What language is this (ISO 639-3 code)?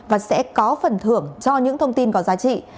vie